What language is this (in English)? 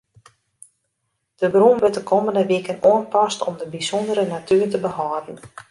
Western Frisian